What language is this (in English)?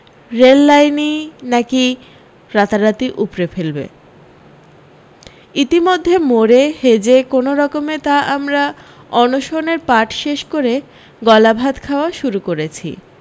Bangla